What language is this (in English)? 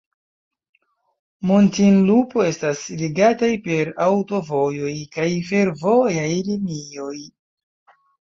Esperanto